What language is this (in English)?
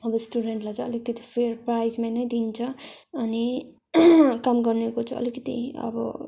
Nepali